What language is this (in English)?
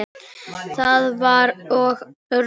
Icelandic